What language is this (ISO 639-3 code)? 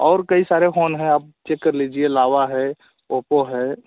hin